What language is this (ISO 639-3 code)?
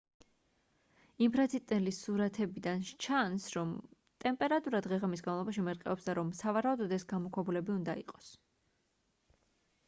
kat